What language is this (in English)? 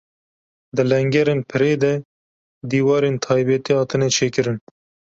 Kurdish